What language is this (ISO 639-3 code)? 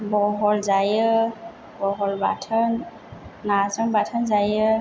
brx